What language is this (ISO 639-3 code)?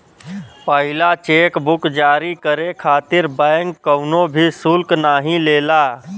bho